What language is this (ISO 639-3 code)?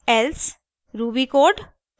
hin